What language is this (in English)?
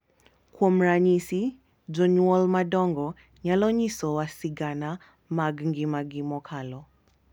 Luo (Kenya and Tanzania)